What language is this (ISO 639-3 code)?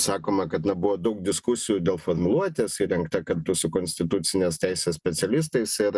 lit